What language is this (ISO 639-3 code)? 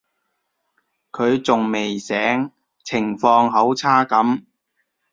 yue